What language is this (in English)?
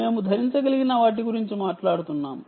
Telugu